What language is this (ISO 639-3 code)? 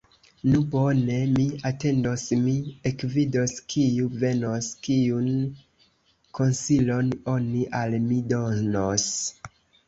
epo